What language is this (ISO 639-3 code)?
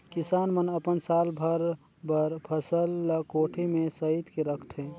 hne